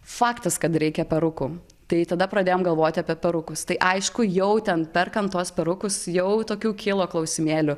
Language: Lithuanian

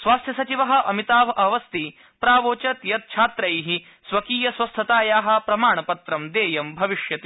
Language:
Sanskrit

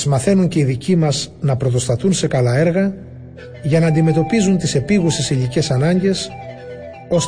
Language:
Greek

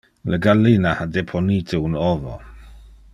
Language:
Interlingua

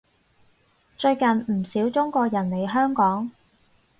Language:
Cantonese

